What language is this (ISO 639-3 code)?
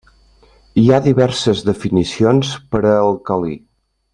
cat